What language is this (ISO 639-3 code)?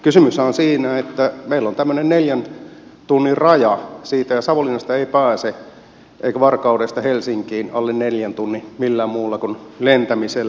fin